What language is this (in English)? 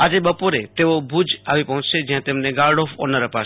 Gujarati